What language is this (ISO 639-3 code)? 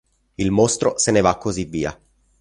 ita